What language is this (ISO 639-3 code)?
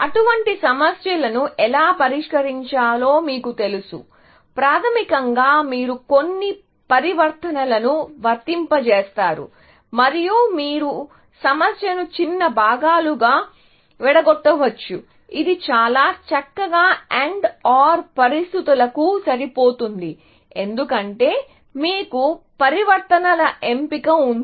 tel